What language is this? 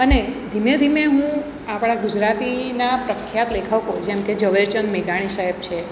Gujarati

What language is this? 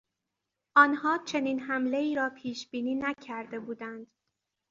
Persian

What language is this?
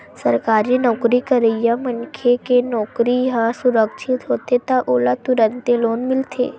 Chhattisgarhi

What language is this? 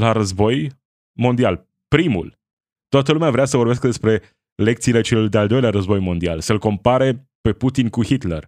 Romanian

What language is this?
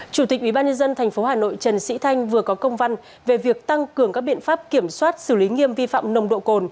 Vietnamese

